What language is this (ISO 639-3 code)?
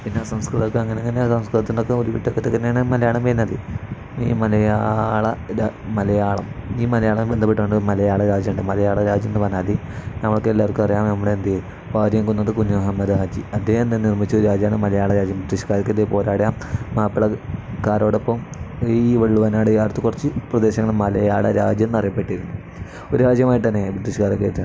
mal